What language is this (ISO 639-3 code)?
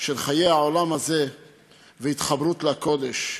heb